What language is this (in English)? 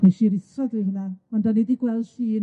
Welsh